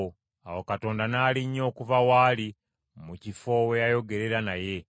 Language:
Ganda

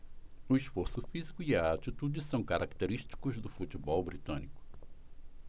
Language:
Portuguese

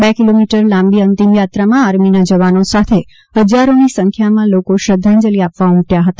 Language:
Gujarati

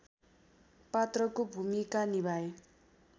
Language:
Nepali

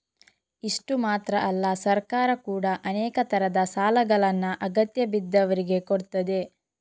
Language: Kannada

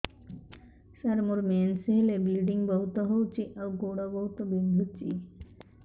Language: Odia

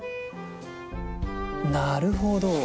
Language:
Japanese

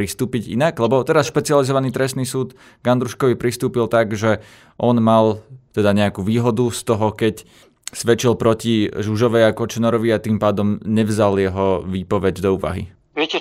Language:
Slovak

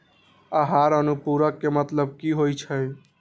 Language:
Magahi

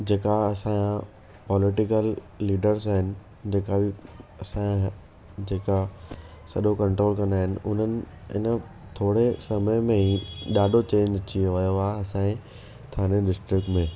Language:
Sindhi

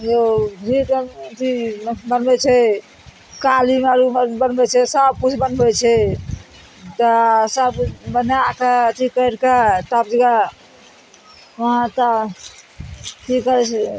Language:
Maithili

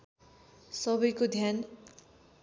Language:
Nepali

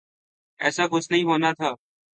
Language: Urdu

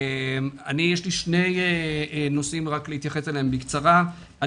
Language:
Hebrew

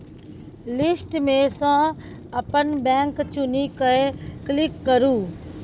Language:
Maithili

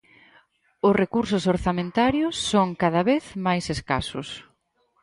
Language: Galician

